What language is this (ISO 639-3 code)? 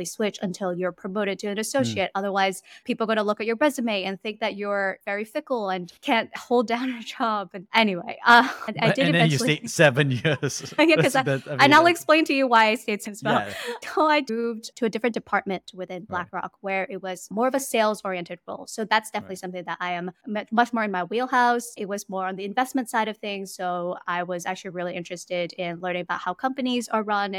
eng